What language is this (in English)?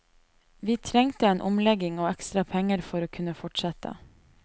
Norwegian